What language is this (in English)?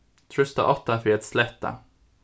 Faroese